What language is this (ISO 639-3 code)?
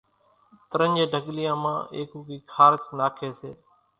gjk